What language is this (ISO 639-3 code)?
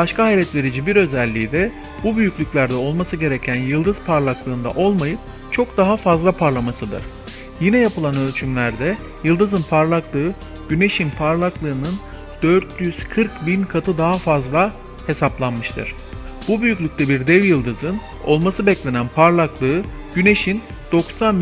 tur